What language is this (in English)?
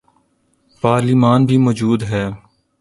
Urdu